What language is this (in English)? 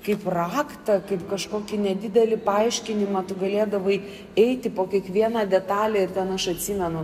Lithuanian